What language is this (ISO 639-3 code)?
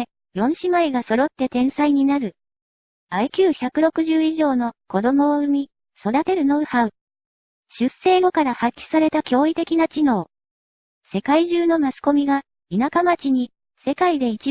jpn